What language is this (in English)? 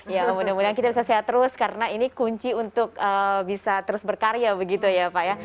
Indonesian